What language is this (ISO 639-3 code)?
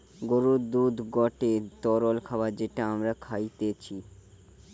ben